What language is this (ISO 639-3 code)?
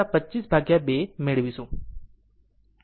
guj